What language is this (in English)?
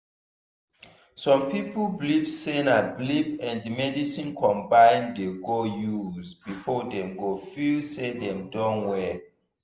Nigerian Pidgin